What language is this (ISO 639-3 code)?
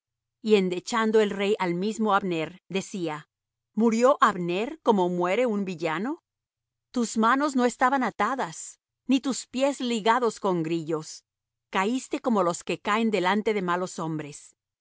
spa